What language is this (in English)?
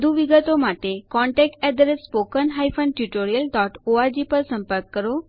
Gujarati